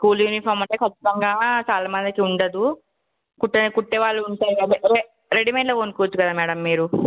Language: Telugu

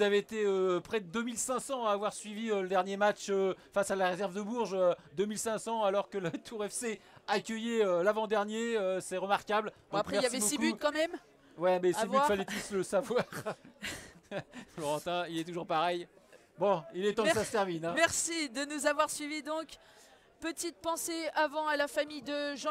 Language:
French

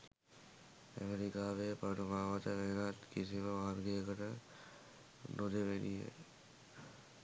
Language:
Sinhala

